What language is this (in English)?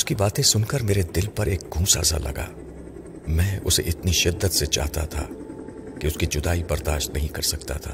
Urdu